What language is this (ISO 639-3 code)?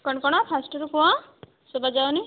ori